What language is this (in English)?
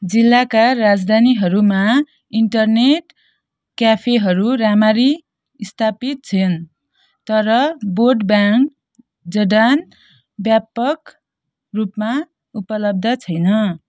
Nepali